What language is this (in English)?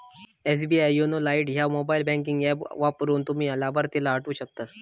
Marathi